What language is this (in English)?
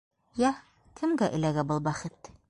Bashkir